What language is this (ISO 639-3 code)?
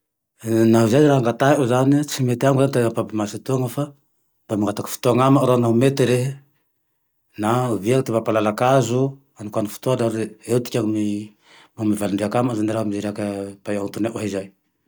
tdx